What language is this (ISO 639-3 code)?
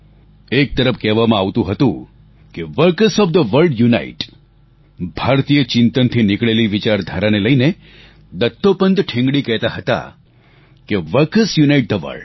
guj